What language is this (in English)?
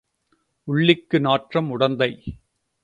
Tamil